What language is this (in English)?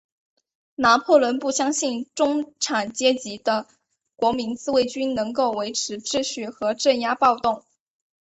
Chinese